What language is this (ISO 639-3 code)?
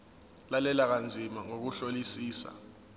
zul